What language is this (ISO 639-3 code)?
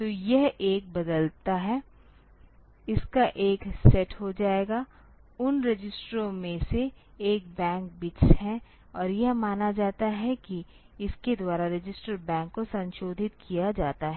hin